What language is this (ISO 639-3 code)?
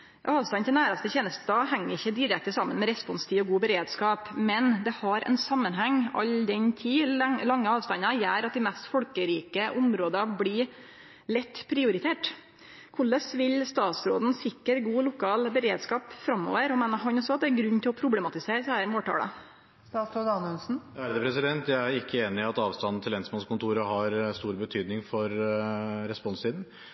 nor